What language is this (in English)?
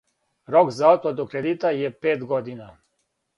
Serbian